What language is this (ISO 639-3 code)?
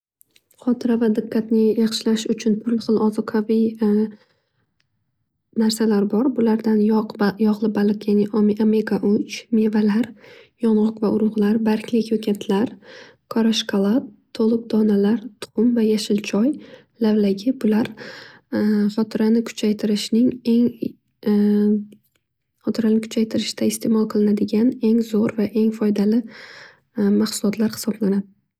uzb